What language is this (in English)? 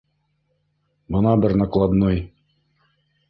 Bashkir